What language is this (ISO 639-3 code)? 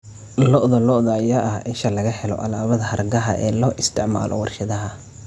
som